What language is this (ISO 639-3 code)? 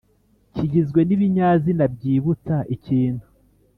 kin